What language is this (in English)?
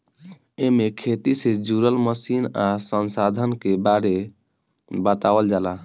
Bhojpuri